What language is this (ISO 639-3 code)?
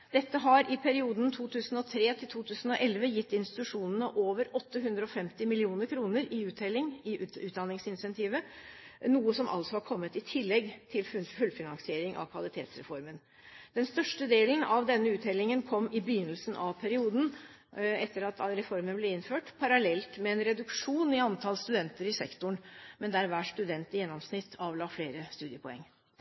nob